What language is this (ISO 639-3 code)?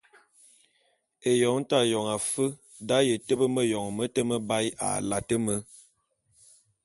bum